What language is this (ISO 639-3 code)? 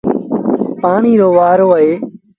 sbn